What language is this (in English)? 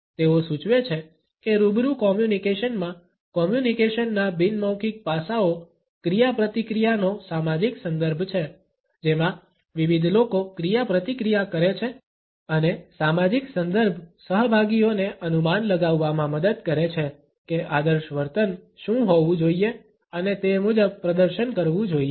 Gujarati